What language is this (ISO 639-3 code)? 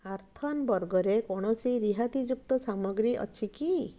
ori